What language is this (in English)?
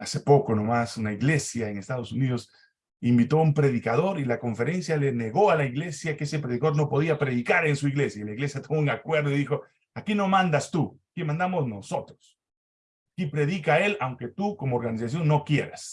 Spanish